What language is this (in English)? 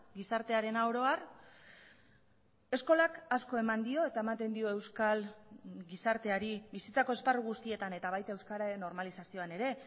Basque